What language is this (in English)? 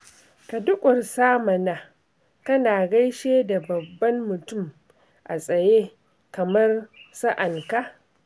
Hausa